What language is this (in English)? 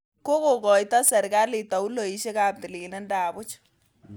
Kalenjin